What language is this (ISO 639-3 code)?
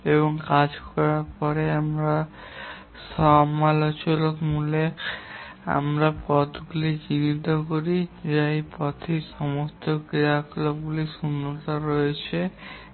ben